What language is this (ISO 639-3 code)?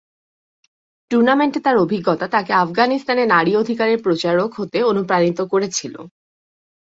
ben